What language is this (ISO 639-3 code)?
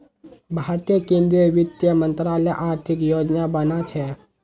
mag